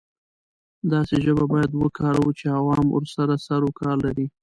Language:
Pashto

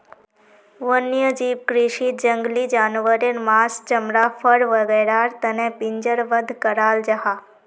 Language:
Magahi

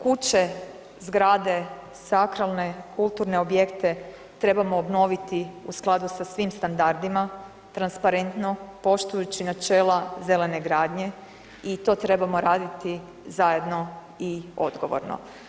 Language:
Croatian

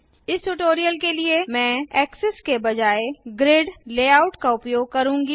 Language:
Hindi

